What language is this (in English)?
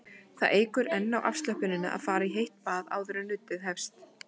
Icelandic